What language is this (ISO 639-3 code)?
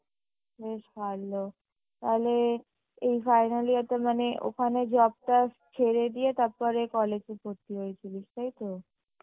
ben